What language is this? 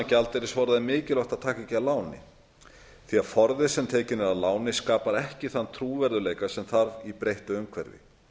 Icelandic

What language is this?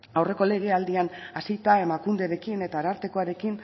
Basque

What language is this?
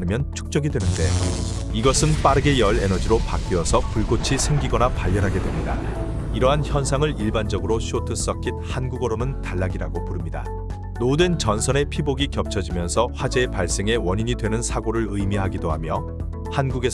Korean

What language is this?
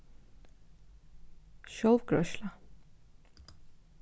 Faroese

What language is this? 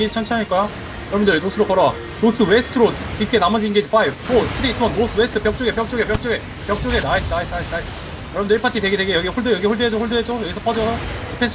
Korean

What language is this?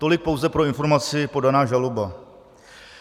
Czech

